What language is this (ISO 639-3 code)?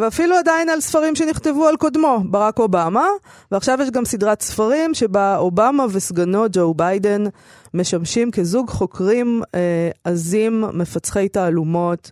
heb